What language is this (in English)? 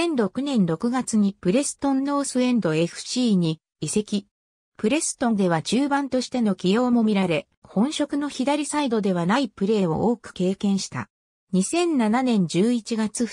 Japanese